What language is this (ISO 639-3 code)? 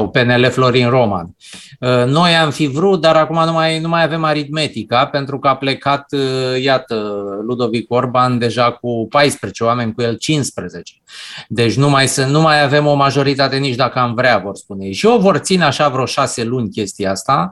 ron